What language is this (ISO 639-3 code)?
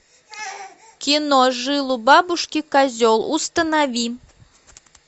rus